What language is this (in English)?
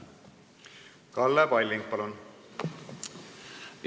Estonian